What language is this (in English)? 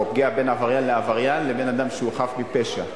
Hebrew